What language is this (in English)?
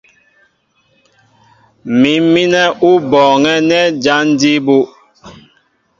Mbo (Cameroon)